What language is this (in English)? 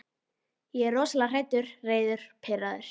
Icelandic